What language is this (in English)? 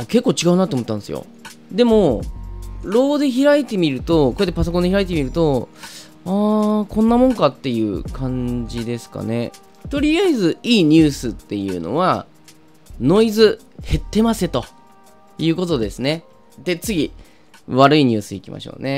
Japanese